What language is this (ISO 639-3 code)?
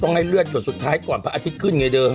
tha